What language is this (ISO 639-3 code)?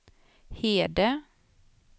swe